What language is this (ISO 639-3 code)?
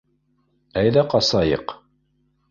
bak